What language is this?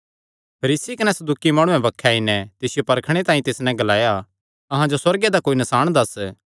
Kangri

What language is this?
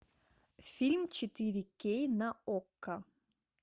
Russian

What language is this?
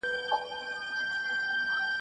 Pashto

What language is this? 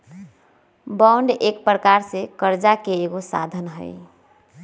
Magahi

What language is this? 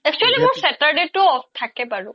Assamese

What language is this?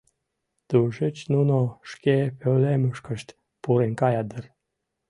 Mari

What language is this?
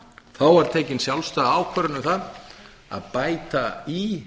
Icelandic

